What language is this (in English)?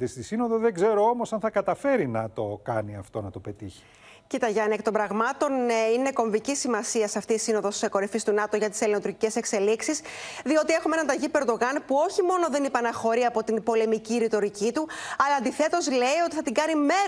Greek